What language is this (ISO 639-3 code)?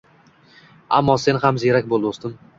uzb